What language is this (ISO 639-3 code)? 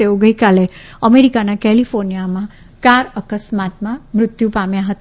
guj